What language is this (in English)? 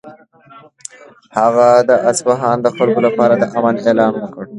Pashto